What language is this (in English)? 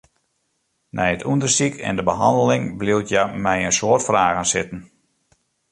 Western Frisian